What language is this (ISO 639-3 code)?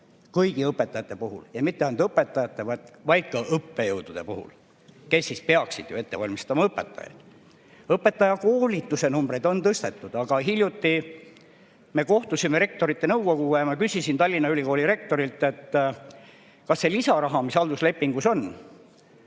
est